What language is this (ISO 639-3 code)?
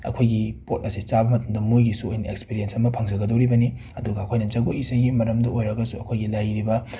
mni